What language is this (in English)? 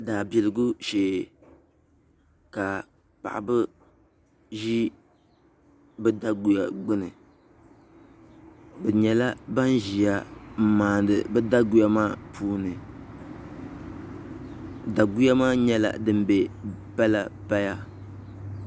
Dagbani